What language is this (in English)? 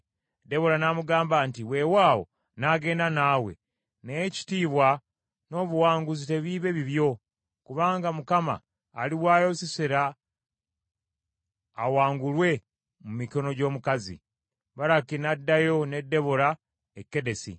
Ganda